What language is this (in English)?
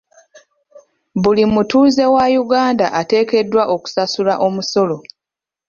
Ganda